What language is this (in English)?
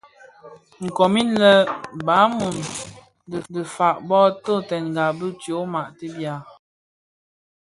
Bafia